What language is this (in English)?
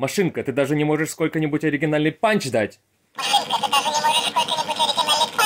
Russian